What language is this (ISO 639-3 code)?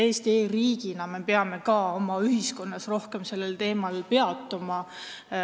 est